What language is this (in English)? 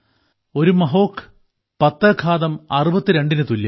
Malayalam